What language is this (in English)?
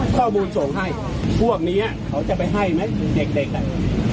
Thai